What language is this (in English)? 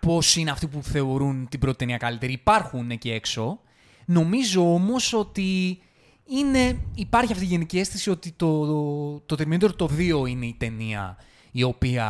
Greek